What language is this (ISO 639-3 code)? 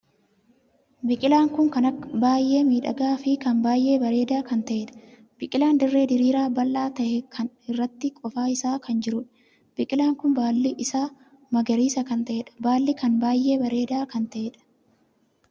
orm